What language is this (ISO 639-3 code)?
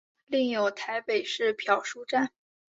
zho